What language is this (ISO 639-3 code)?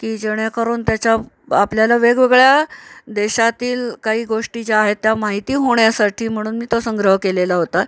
mar